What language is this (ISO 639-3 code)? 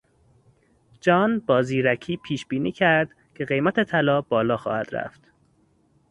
fas